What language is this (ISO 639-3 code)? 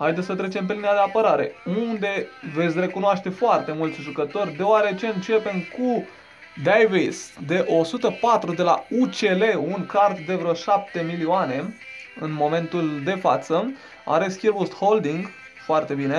ron